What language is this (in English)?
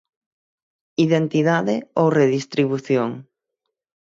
Galician